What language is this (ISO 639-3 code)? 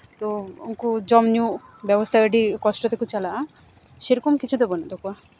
sat